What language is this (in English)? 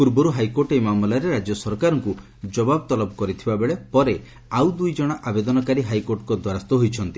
Odia